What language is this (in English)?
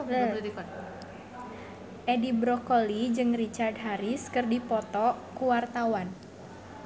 Sundanese